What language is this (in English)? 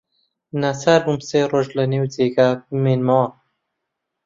Central Kurdish